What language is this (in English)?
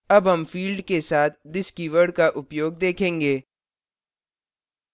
Hindi